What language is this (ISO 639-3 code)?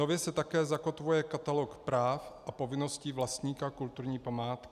ces